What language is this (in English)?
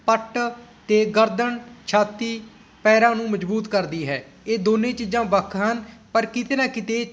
Punjabi